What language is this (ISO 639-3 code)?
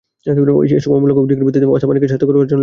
ben